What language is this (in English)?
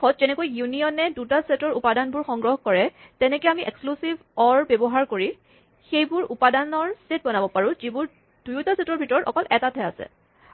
Assamese